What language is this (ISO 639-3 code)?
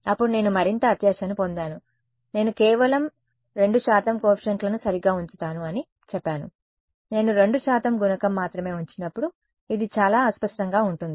tel